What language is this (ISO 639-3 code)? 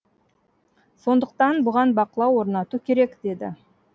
kaz